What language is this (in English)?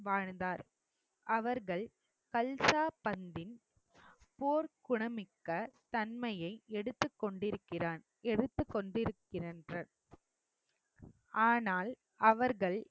Tamil